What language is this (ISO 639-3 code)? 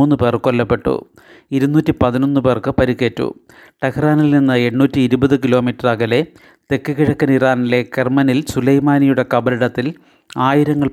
mal